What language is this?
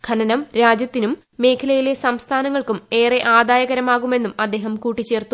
Malayalam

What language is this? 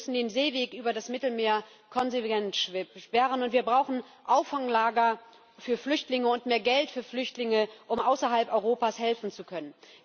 German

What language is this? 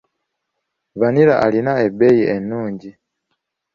Ganda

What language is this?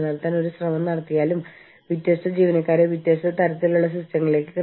Malayalam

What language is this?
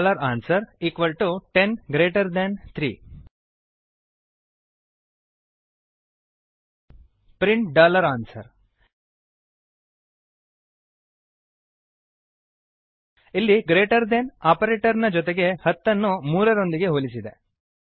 Kannada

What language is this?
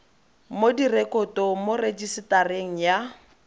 Tswana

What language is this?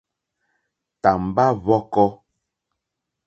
Mokpwe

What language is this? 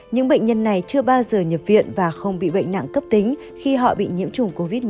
Vietnamese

